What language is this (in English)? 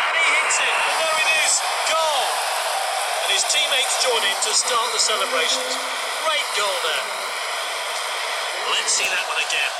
English